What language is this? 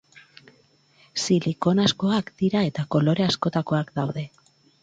Basque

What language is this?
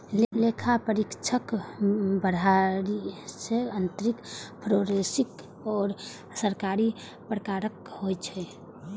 Maithili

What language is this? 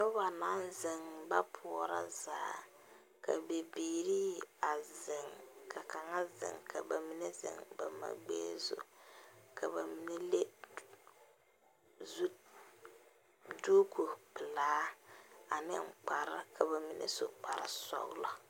Southern Dagaare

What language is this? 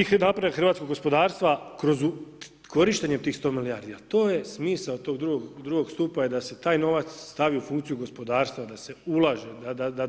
Croatian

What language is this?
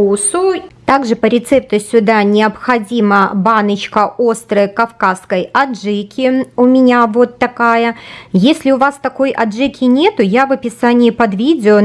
Russian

